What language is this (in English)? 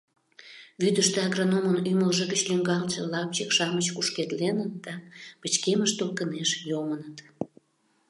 Mari